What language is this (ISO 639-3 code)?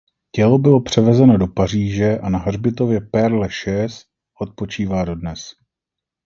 ces